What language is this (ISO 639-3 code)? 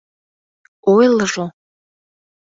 chm